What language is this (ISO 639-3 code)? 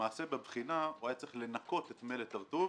heb